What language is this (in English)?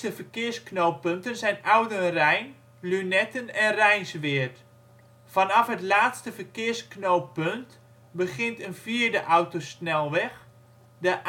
Dutch